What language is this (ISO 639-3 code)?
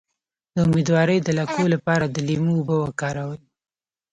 pus